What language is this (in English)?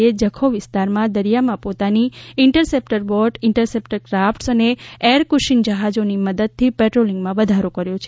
Gujarati